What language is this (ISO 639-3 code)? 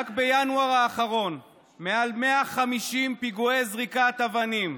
heb